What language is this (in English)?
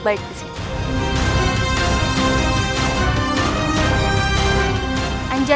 Indonesian